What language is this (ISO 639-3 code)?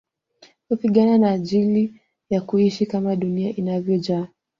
swa